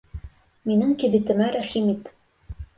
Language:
Bashkir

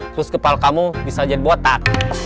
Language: Indonesian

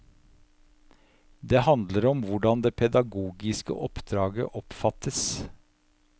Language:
Norwegian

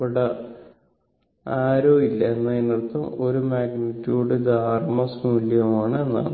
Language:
Malayalam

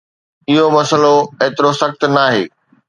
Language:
Sindhi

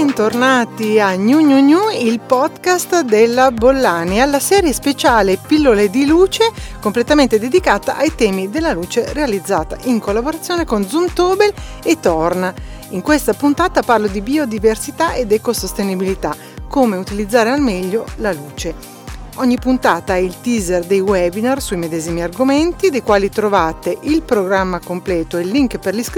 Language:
Italian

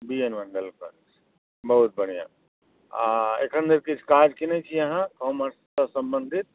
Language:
Maithili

